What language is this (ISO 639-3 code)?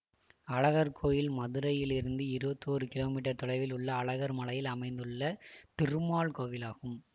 tam